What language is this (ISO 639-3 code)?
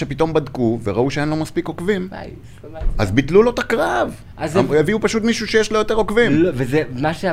heb